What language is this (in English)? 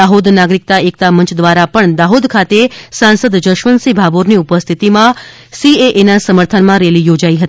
Gujarati